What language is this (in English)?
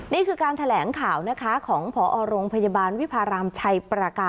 Thai